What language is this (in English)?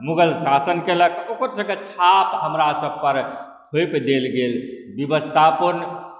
Maithili